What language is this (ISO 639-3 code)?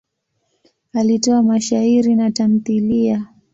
swa